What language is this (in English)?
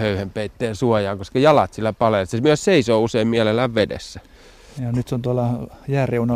Finnish